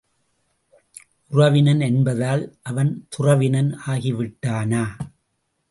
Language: Tamil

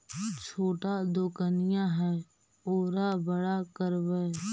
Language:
Magahi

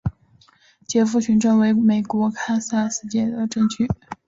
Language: Chinese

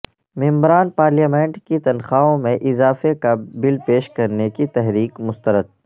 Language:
Urdu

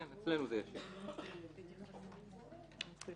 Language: Hebrew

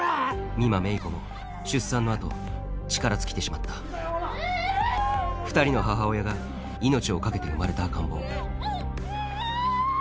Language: Japanese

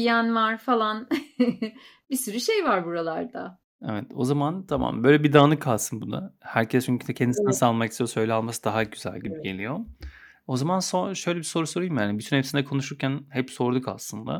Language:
Turkish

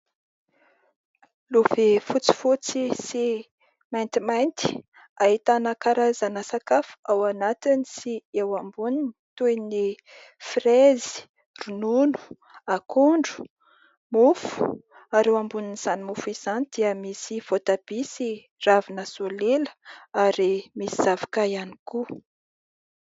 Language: Malagasy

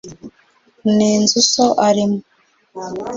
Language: Kinyarwanda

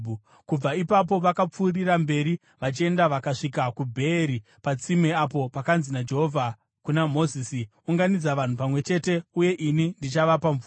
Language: Shona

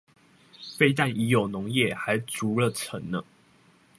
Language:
Chinese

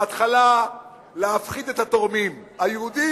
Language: Hebrew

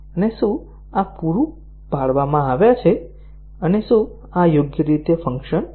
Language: Gujarati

